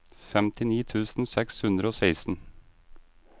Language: Norwegian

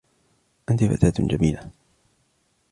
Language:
Arabic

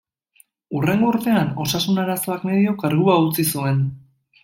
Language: Basque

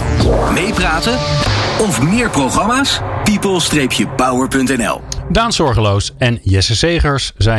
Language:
Dutch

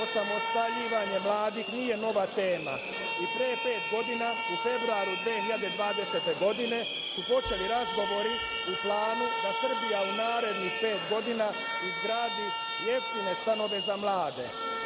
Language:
Serbian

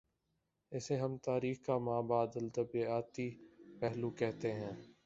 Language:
Urdu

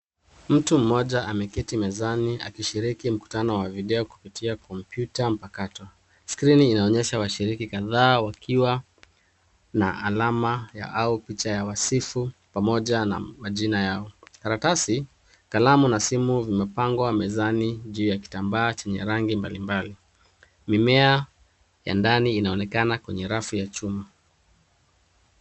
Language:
Swahili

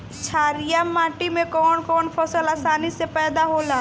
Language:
Bhojpuri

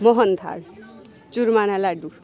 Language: Gujarati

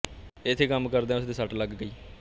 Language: Punjabi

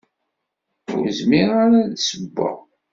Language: Kabyle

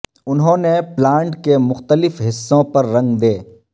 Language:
Urdu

